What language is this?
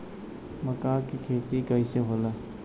Bhojpuri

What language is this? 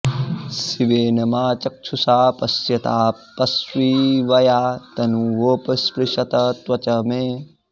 Sanskrit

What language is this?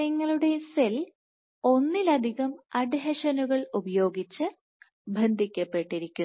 Malayalam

